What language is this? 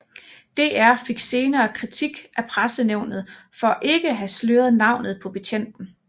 Danish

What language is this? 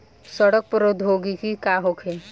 Bhojpuri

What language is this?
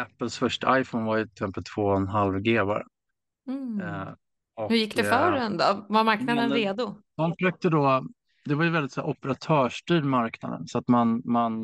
Swedish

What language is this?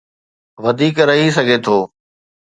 Sindhi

